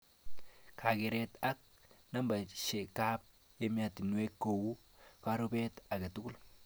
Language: Kalenjin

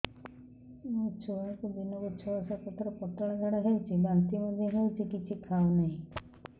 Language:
Odia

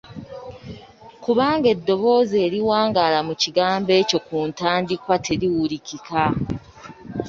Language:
Ganda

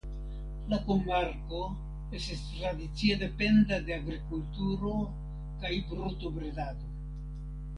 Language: Esperanto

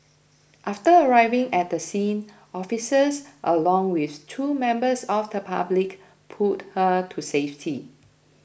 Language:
English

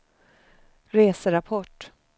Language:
Swedish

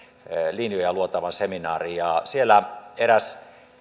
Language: Finnish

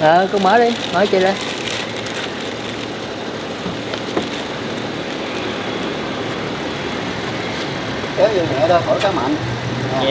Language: Vietnamese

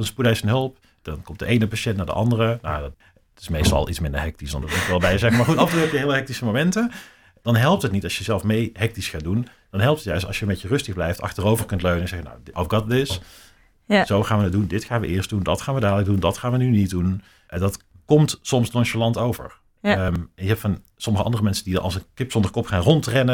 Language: Dutch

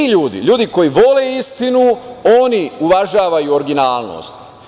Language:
Serbian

